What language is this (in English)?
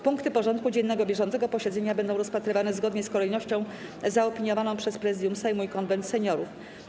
Polish